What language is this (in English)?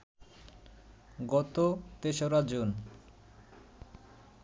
Bangla